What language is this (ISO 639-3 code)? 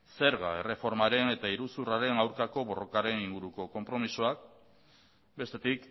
eus